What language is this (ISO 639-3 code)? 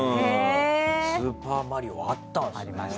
jpn